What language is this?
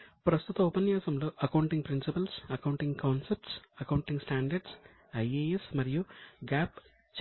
Telugu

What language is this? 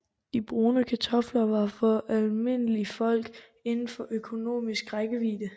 Danish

